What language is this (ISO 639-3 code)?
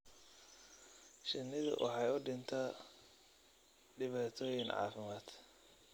som